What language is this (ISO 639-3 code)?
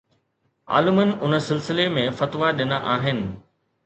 snd